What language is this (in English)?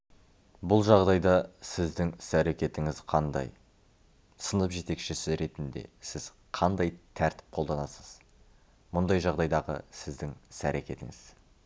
Kazakh